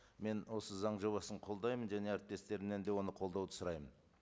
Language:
Kazakh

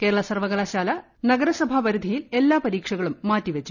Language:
Malayalam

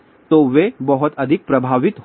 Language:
Hindi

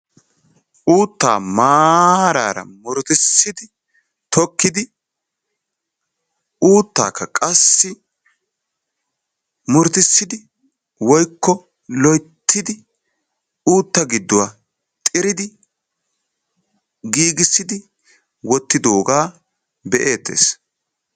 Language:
Wolaytta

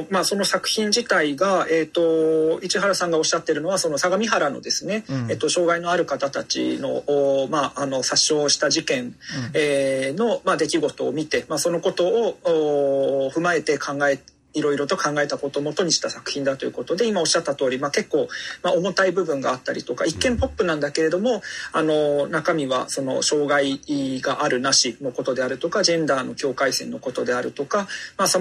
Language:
Japanese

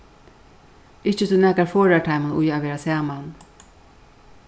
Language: Faroese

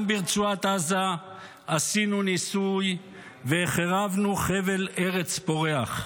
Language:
Hebrew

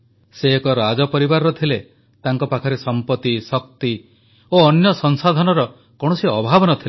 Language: Odia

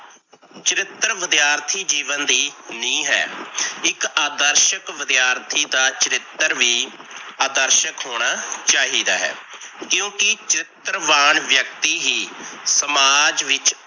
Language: Punjabi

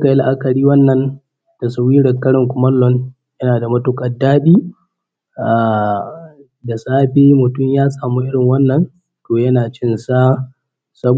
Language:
Hausa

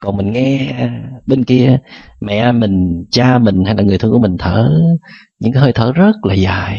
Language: Vietnamese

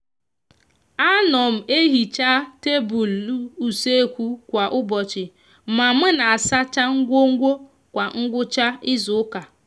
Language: Igbo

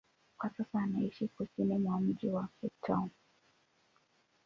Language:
Swahili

